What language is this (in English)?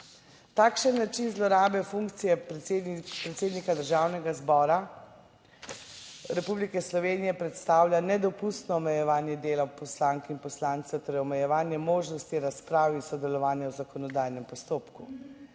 Slovenian